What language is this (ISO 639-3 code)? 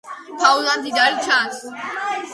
kat